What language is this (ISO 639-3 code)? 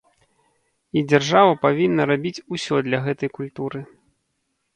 bel